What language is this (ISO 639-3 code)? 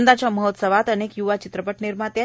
mar